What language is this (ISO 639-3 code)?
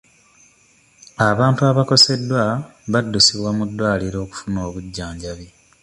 lug